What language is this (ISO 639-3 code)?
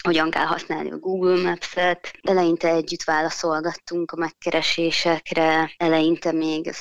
hun